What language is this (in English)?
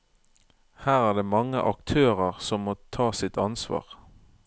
Norwegian